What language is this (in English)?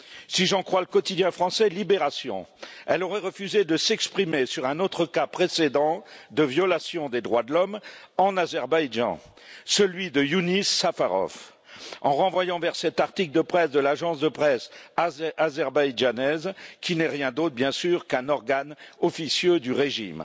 French